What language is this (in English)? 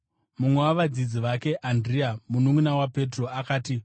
Shona